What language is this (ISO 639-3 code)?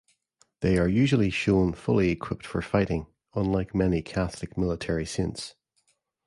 eng